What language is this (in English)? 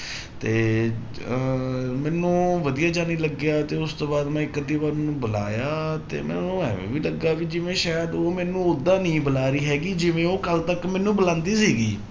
Punjabi